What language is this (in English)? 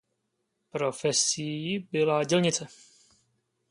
Czech